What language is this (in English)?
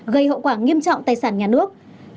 Vietnamese